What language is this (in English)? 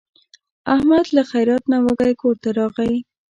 Pashto